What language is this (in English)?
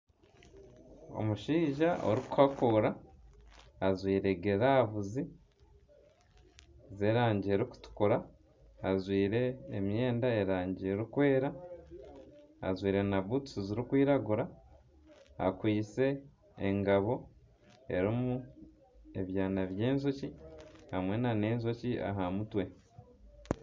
Nyankole